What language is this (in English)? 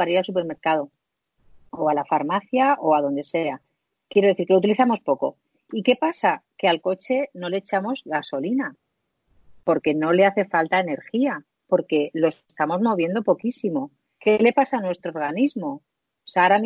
Spanish